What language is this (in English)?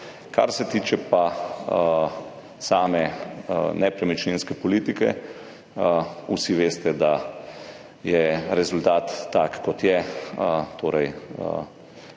Slovenian